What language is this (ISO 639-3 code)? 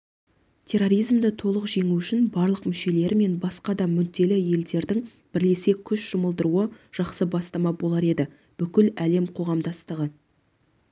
kaz